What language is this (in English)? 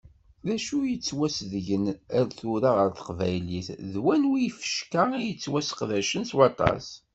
Kabyle